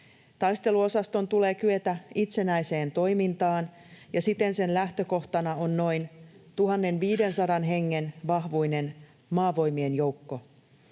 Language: Finnish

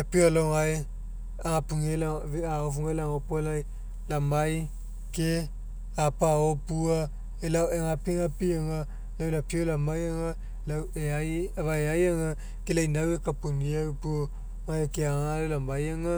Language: Mekeo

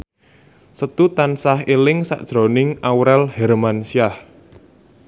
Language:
Javanese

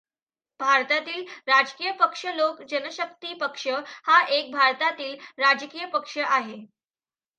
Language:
Marathi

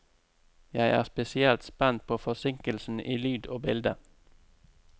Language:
Norwegian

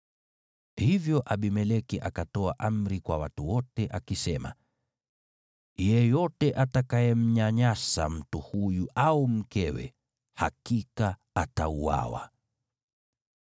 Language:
Swahili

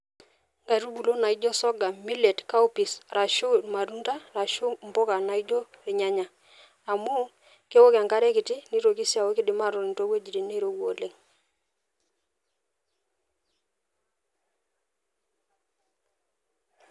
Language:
Masai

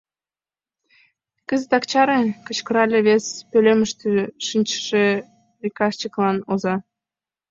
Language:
Mari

